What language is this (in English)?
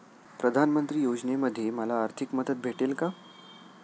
Marathi